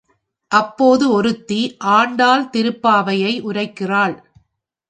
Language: Tamil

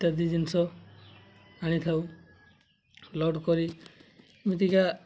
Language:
Odia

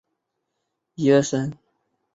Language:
Chinese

